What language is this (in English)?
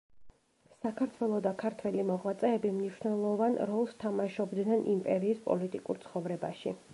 Georgian